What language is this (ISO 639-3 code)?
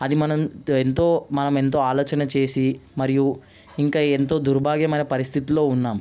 tel